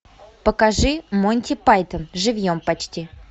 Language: Russian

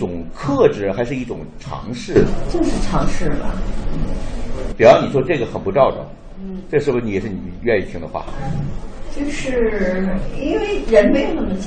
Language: Chinese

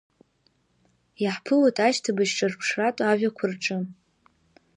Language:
Abkhazian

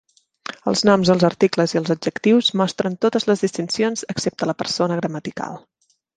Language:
Catalan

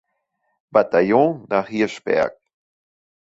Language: German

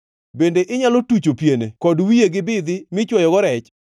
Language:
Luo (Kenya and Tanzania)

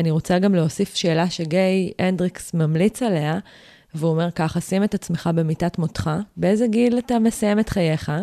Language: Hebrew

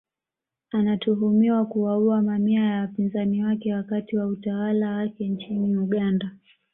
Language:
Swahili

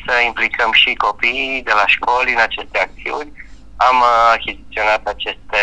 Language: Romanian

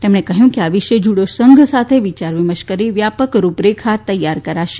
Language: Gujarati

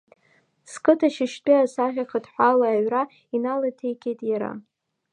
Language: Abkhazian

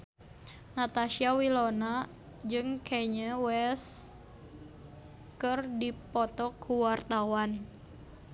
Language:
Sundanese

